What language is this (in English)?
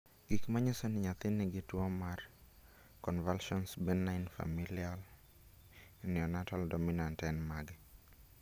Luo (Kenya and Tanzania)